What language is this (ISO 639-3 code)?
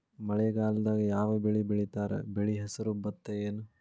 kan